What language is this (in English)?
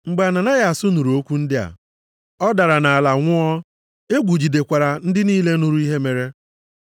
Igbo